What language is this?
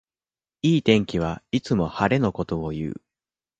Japanese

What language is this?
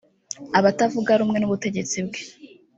Kinyarwanda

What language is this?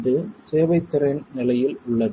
Tamil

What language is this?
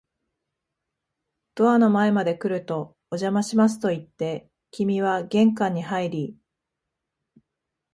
Japanese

